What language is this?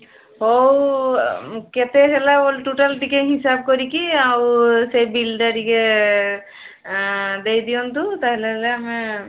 Odia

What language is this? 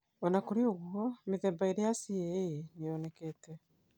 Kikuyu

